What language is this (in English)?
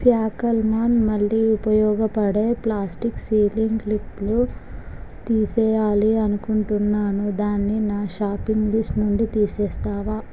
Telugu